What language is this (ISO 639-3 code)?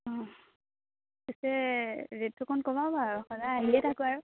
asm